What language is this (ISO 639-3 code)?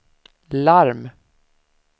swe